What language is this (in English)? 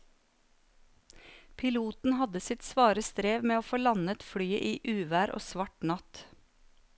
Norwegian